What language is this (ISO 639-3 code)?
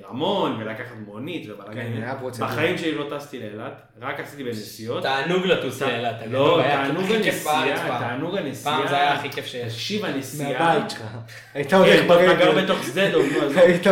heb